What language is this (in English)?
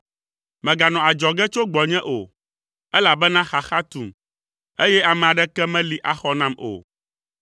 Ewe